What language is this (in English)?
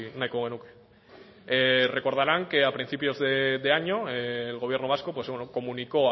Spanish